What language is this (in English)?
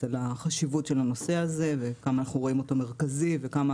Hebrew